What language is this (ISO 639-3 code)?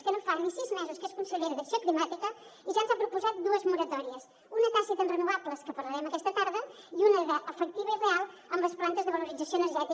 cat